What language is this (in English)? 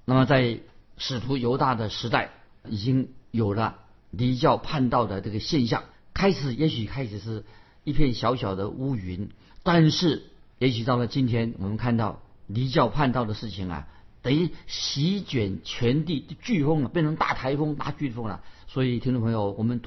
Chinese